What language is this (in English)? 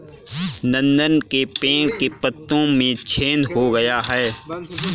Hindi